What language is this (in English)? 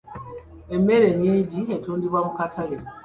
Ganda